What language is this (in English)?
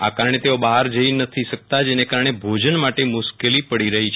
Gujarati